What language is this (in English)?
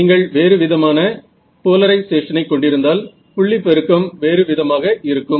Tamil